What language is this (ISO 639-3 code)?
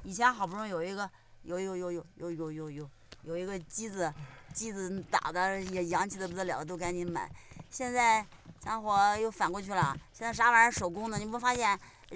zho